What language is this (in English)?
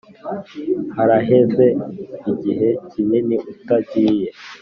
Kinyarwanda